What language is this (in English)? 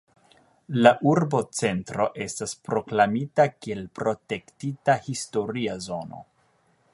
Esperanto